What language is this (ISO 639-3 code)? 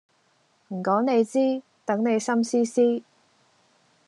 yue